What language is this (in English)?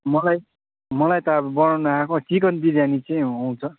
Nepali